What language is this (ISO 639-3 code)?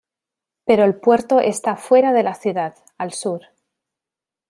spa